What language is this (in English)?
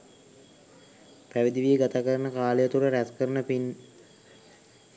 Sinhala